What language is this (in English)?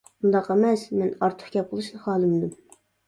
Uyghur